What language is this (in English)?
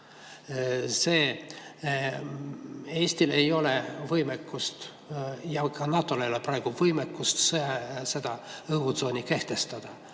Estonian